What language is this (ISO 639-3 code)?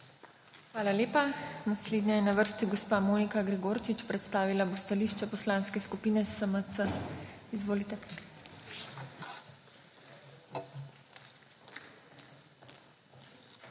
slv